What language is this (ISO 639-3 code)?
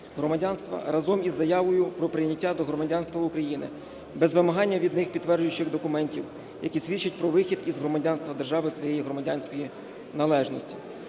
ukr